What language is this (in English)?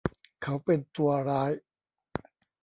Thai